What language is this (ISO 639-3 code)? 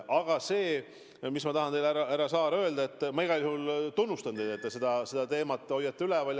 est